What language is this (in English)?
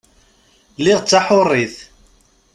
Kabyle